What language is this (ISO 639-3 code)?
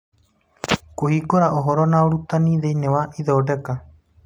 kik